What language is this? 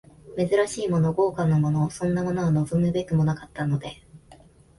Japanese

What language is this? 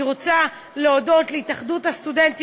Hebrew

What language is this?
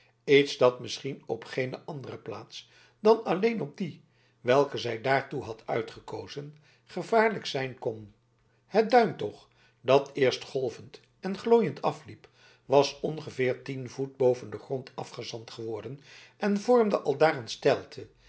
Dutch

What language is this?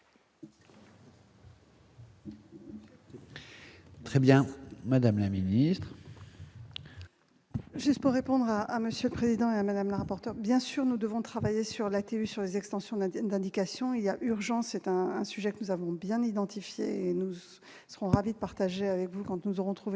French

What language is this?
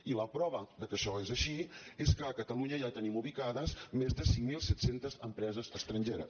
Catalan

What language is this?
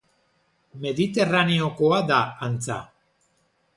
Basque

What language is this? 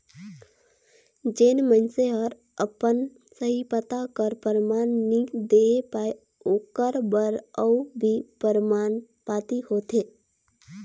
Chhattisgarhi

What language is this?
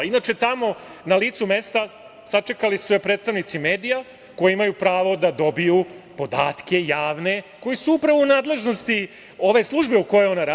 Serbian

